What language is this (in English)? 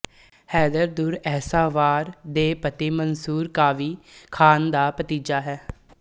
Punjabi